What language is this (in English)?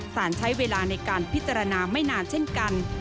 Thai